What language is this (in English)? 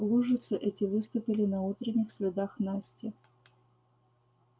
Russian